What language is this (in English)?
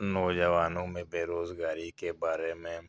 Urdu